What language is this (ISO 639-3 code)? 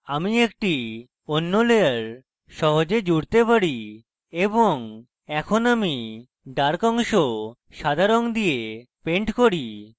ben